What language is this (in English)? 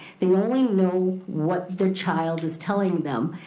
English